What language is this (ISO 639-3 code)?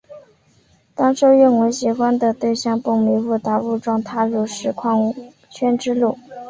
zho